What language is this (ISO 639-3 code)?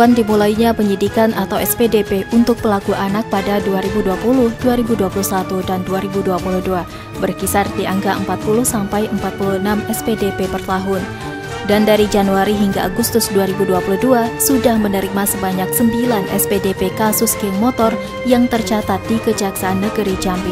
ind